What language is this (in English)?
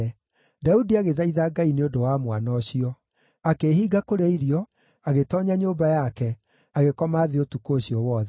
Kikuyu